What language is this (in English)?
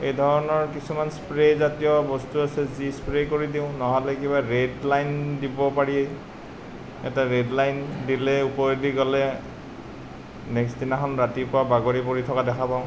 Assamese